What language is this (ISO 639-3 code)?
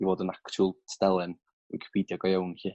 cym